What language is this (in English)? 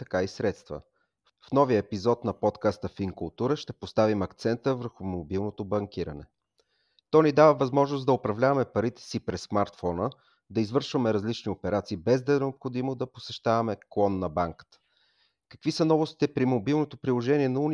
Bulgarian